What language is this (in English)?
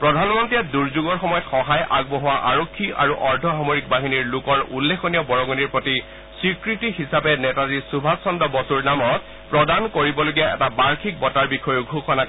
Assamese